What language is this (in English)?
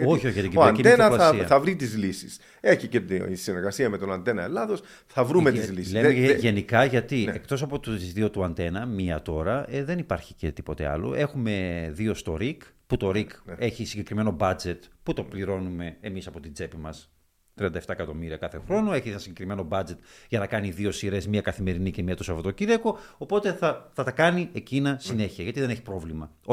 Greek